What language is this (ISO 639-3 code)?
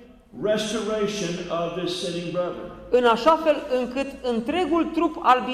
ron